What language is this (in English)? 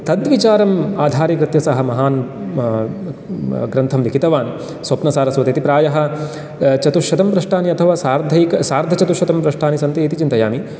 Sanskrit